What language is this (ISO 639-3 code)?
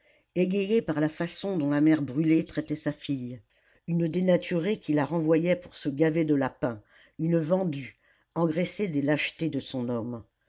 fra